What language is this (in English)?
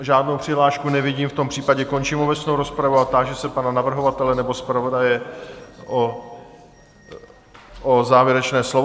Czech